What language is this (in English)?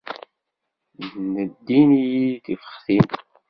Kabyle